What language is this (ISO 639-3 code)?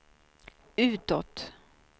swe